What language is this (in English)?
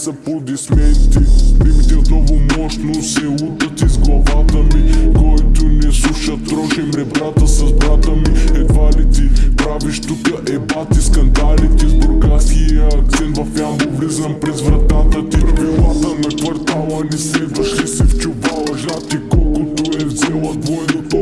Bulgarian